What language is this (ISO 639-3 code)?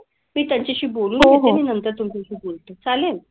mar